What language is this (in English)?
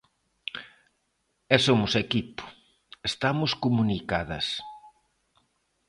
Galician